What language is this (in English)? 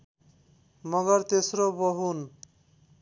Nepali